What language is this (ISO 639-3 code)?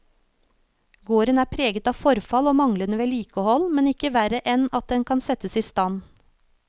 nor